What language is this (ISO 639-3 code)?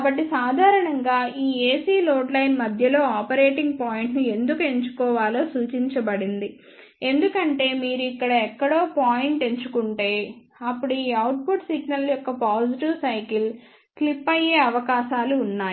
tel